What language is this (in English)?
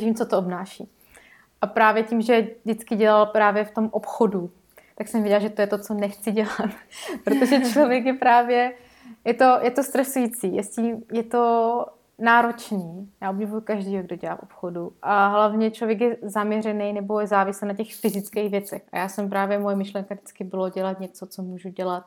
Czech